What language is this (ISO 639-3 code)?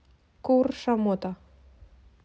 rus